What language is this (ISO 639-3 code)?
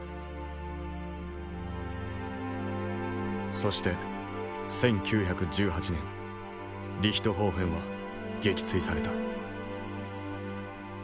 jpn